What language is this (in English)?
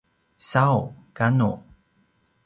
Paiwan